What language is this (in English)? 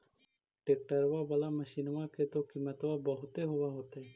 Magahi